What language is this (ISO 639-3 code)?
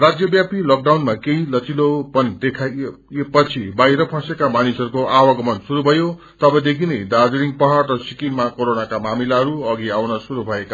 nep